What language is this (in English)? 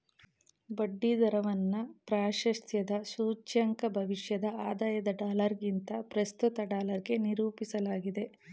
Kannada